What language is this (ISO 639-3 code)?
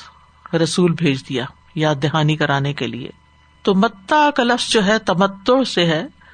urd